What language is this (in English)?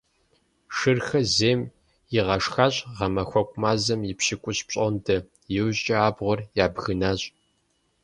Kabardian